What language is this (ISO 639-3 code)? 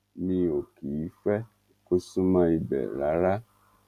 yor